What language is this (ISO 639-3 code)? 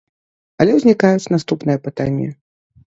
bel